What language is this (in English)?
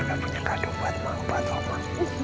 Indonesian